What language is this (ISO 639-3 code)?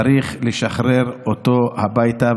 heb